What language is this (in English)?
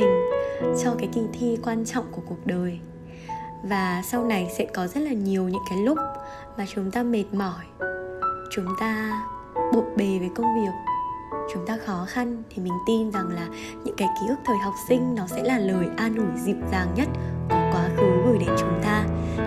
Vietnamese